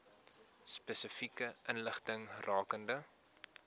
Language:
Afrikaans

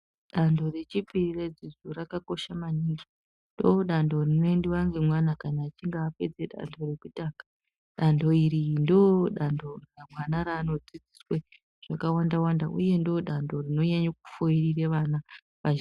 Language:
Ndau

